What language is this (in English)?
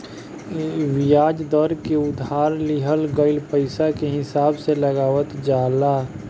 Bhojpuri